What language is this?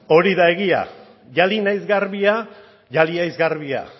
Basque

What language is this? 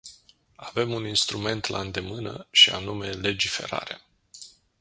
Romanian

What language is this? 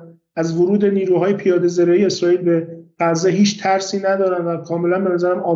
Persian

